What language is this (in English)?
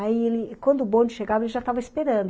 Portuguese